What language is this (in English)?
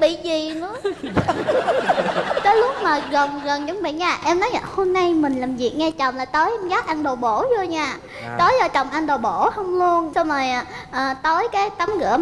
Vietnamese